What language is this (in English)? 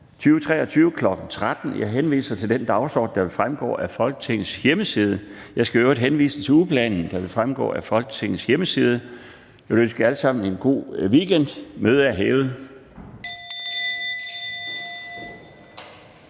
Danish